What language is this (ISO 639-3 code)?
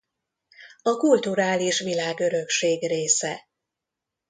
hun